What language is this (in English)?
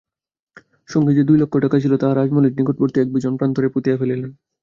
Bangla